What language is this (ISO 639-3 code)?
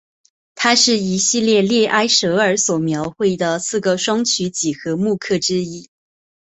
zho